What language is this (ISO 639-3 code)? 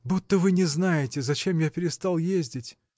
rus